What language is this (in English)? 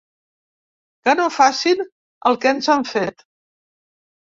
Catalan